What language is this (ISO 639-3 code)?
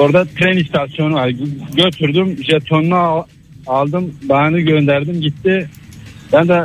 tur